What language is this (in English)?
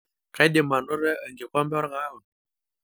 Masai